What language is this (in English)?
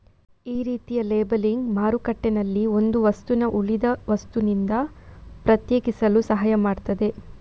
Kannada